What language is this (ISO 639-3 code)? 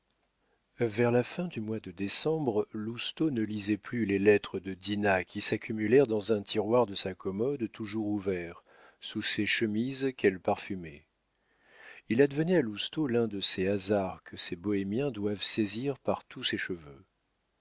fra